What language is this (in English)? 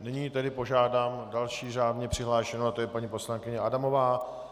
Czech